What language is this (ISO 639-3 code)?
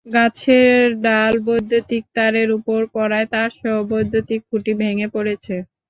ben